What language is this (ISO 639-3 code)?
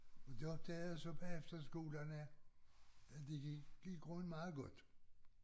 dan